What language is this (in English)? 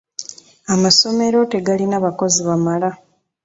Ganda